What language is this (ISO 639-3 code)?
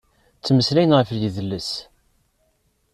kab